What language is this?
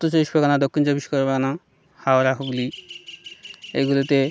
Bangla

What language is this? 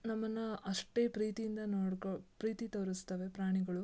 Kannada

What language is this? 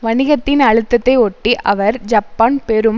Tamil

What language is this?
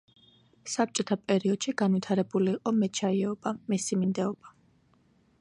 Georgian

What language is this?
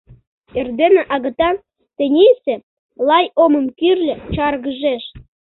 Mari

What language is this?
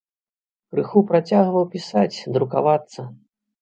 Belarusian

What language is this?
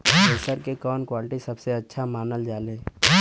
Bhojpuri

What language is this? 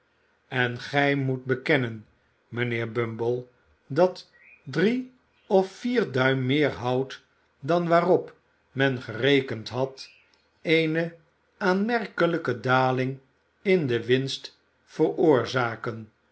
Dutch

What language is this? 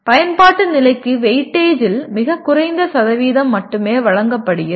Tamil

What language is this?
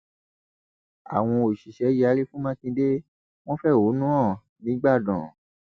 Yoruba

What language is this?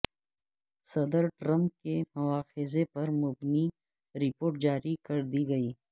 Urdu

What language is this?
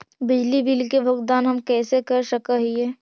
Magahi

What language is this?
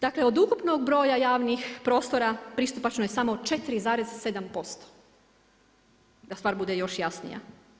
Croatian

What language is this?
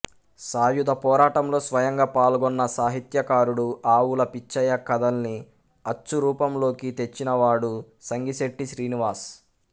Telugu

